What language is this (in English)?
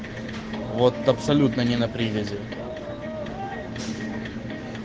Russian